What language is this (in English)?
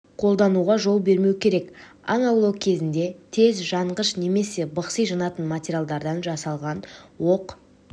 Kazakh